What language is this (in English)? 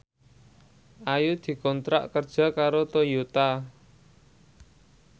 Javanese